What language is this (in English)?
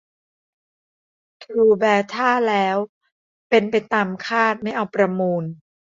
Thai